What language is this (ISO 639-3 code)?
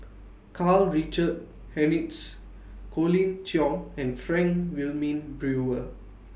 eng